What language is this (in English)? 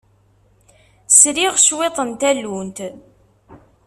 Kabyle